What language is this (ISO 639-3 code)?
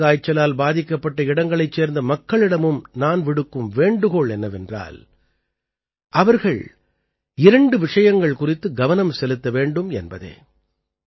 tam